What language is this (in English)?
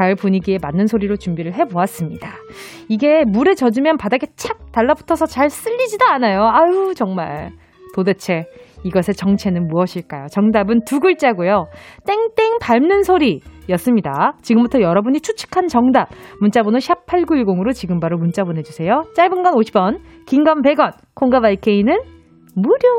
Korean